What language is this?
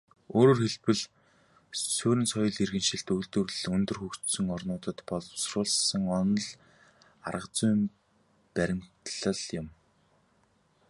Mongolian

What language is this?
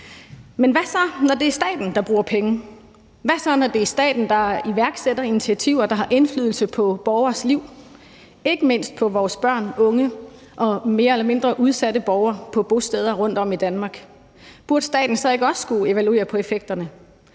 Danish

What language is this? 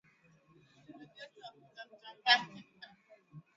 Swahili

